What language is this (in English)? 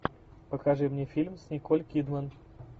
Russian